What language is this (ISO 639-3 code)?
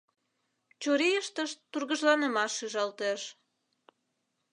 chm